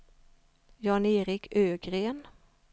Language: Swedish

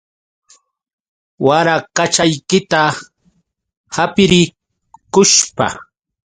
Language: Yauyos Quechua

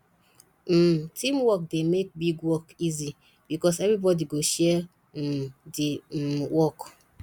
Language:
Nigerian Pidgin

